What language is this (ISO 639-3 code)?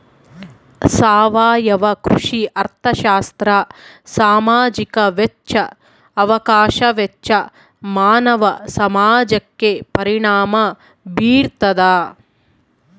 kan